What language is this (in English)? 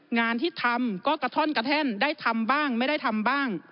Thai